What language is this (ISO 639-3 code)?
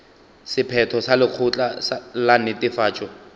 nso